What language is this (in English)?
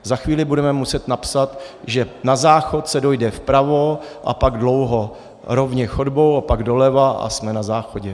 Czech